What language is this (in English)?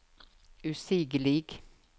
Norwegian